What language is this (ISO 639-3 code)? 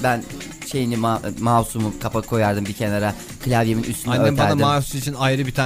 tur